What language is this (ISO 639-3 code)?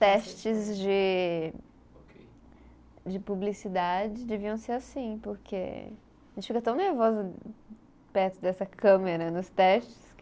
por